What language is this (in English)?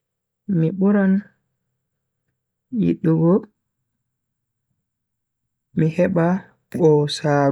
Bagirmi Fulfulde